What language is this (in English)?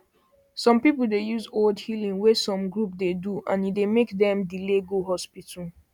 Nigerian Pidgin